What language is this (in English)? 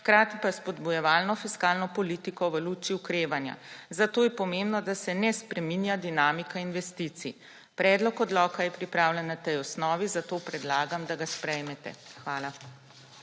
Slovenian